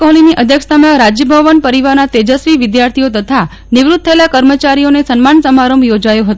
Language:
Gujarati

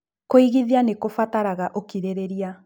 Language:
Kikuyu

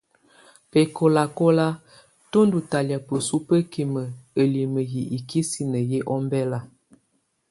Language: Tunen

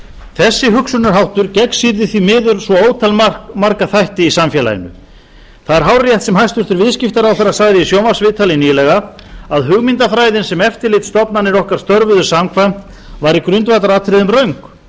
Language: Icelandic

